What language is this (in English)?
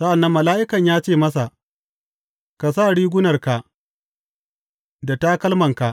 Hausa